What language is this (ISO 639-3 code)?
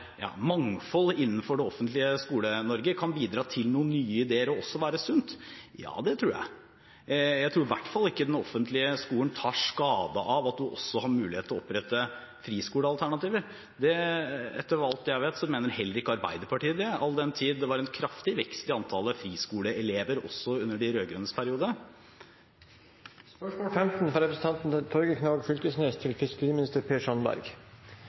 nob